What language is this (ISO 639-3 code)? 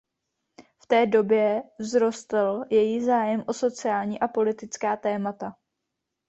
ces